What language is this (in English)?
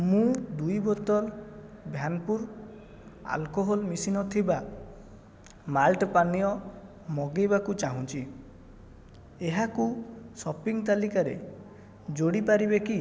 Odia